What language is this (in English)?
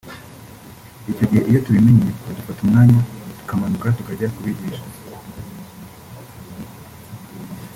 Kinyarwanda